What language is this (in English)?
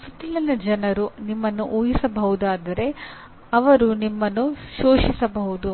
Kannada